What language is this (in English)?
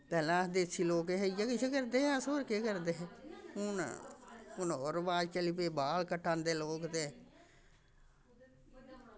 Dogri